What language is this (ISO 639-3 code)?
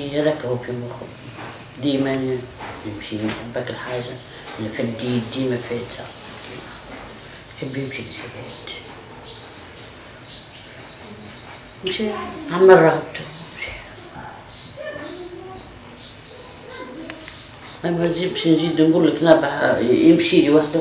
ara